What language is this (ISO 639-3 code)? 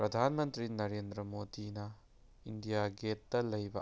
mni